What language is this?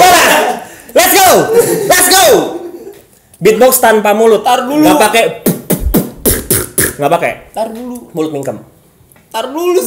Indonesian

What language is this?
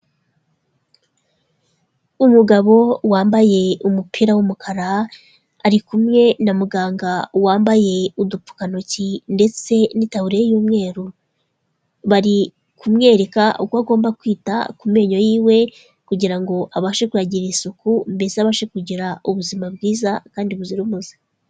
Kinyarwanda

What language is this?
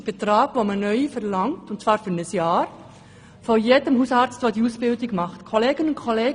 Swiss German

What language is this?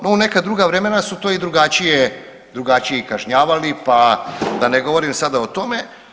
Croatian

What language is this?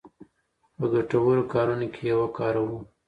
Pashto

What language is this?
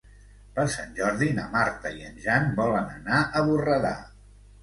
Catalan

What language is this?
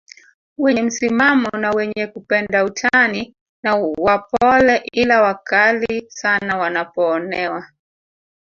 Swahili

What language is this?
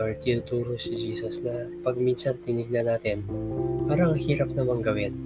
Filipino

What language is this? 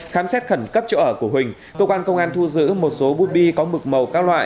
Vietnamese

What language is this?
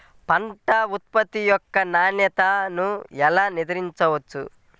Telugu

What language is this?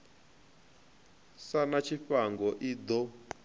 Venda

